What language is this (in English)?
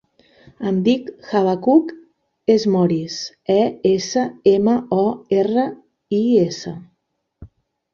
Catalan